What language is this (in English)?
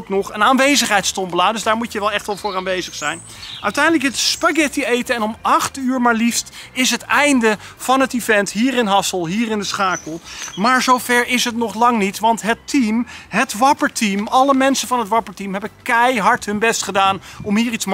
Dutch